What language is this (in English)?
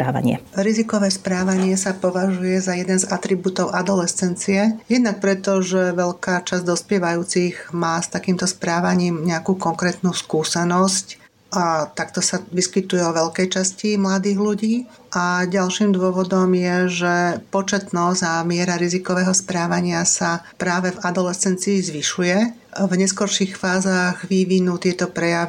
Slovak